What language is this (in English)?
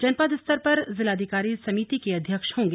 Hindi